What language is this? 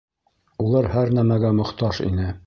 Bashkir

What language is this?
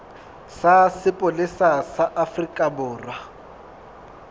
Southern Sotho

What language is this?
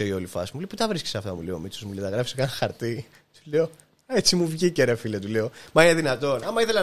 Greek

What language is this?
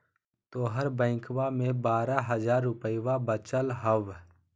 Magahi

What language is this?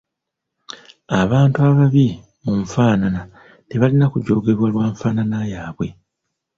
Ganda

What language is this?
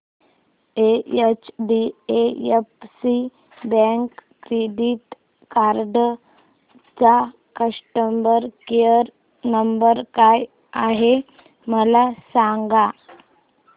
Marathi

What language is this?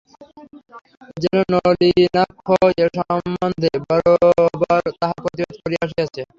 Bangla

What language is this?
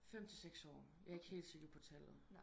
Danish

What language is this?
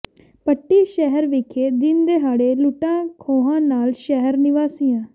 Punjabi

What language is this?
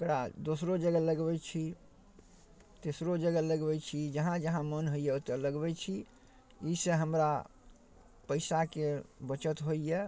Maithili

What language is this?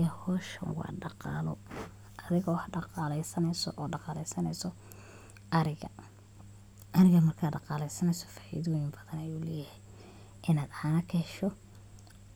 Somali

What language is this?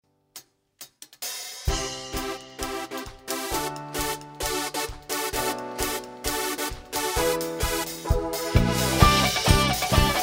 Korean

